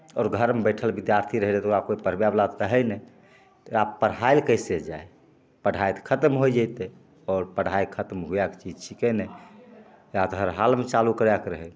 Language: Maithili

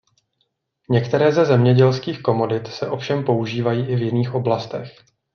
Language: Czech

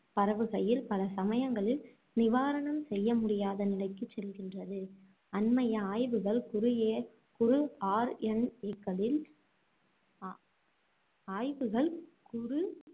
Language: Tamil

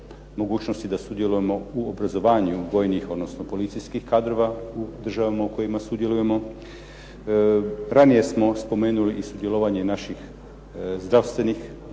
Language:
Croatian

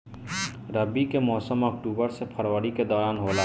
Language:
Bhojpuri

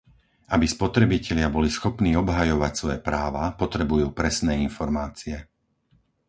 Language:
Slovak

